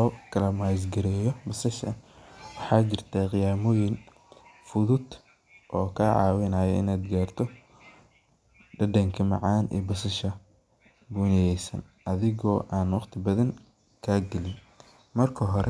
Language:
Somali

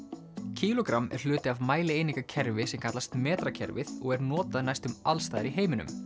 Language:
Icelandic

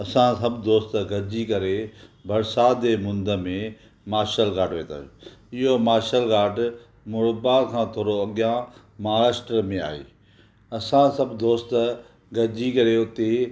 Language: Sindhi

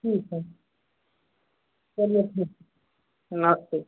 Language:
Hindi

